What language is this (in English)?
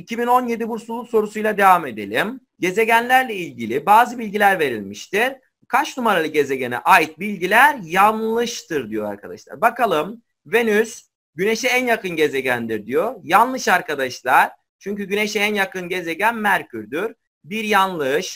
Turkish